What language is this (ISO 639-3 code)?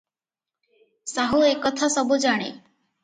ori